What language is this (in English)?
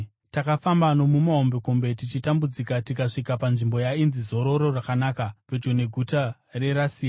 Shona